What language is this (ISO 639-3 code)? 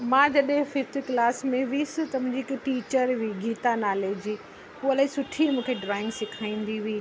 snd